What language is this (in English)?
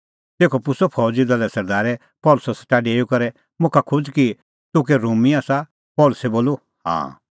Kullu Pahari